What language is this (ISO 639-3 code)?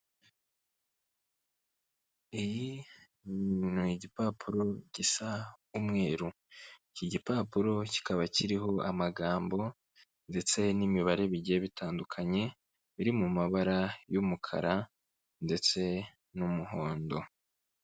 kin